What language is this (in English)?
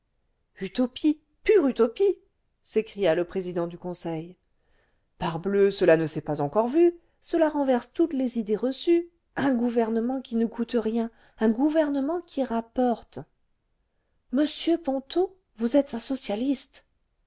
French